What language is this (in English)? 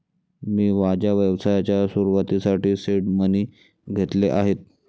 Marathi